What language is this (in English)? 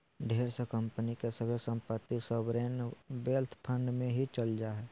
Magahi